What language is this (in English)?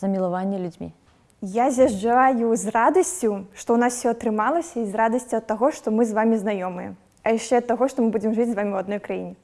Russian